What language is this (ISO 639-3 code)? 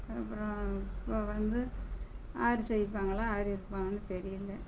tam